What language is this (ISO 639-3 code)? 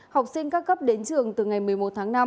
vie